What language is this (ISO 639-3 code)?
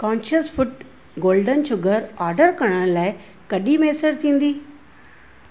snd